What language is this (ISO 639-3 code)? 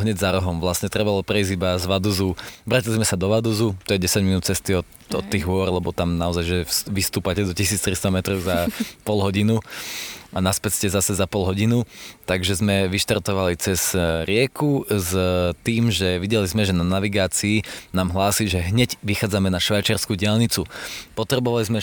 slk